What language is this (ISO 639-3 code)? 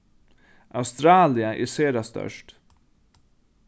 fao